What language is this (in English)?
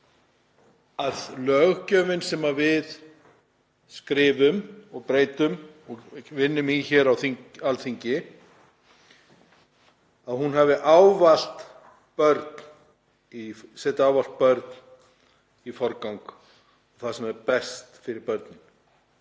Icelandic